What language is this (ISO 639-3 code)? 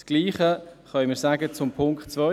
gsw